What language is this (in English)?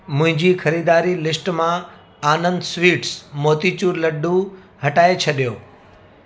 Sindhi